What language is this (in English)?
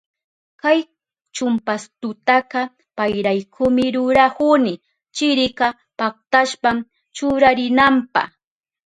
Southern Pastaza Quechua